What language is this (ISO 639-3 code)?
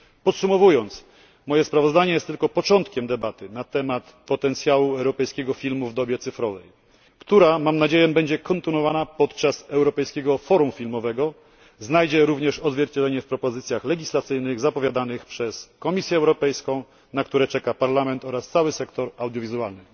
pol